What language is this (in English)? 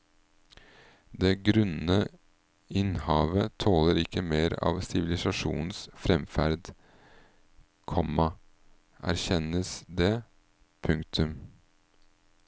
Norwegian